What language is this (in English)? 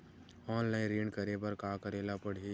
Chhattisgarhi